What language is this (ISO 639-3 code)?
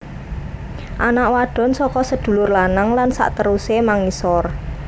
jav